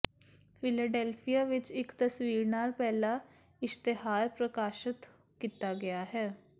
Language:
Punjabi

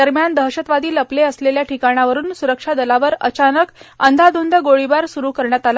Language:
Marathi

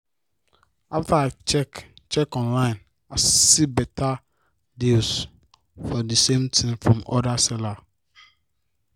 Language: Nigerian Pidgin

